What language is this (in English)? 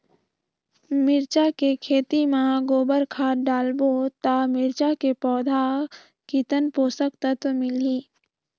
Chhattisgarhi